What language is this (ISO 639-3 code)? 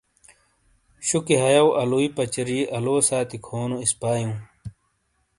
scl